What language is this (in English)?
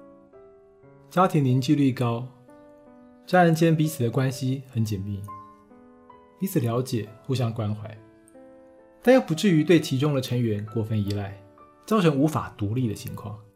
Chinese